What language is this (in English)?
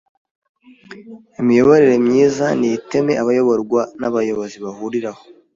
Kinyarwanda